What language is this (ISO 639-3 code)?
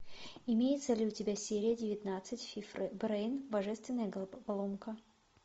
rus